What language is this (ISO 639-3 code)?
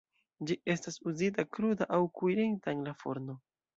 epo